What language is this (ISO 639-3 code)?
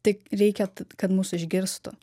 lit